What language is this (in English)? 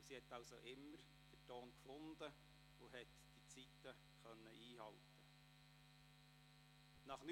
Swiss German